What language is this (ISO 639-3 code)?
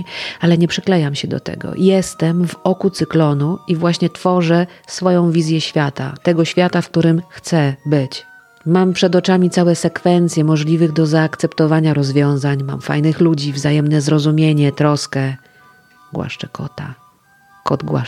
pol